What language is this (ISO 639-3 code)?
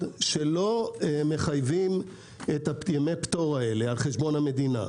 heb